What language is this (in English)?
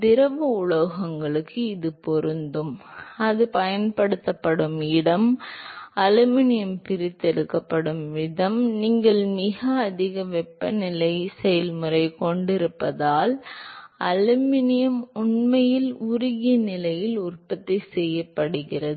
Tamil